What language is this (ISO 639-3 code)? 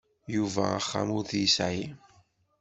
kab